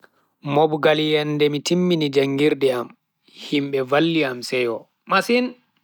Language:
Bagirmi Fulfulde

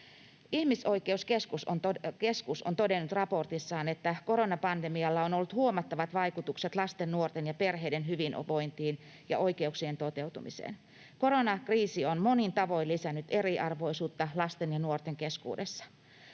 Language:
Finnish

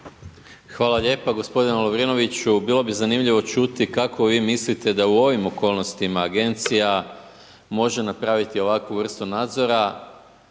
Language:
Croatian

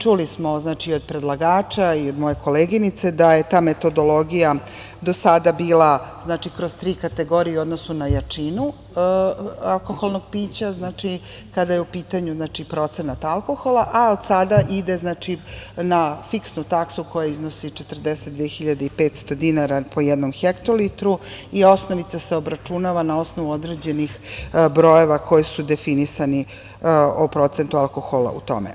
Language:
Serbian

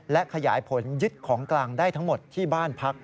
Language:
Thai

